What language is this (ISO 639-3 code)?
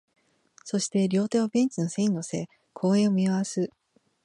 jpn